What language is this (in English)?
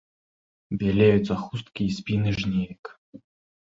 Belarusian